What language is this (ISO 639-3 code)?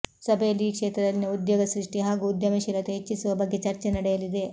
kan